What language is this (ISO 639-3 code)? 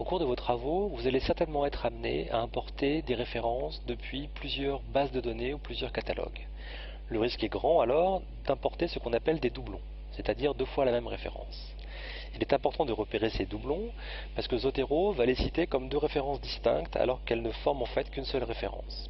fra